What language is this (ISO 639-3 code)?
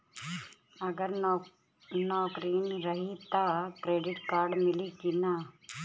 bho